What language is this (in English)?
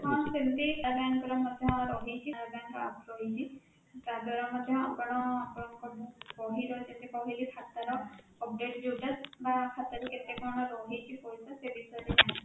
Odia